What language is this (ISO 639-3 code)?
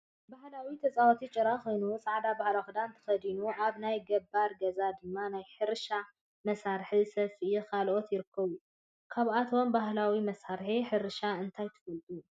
tir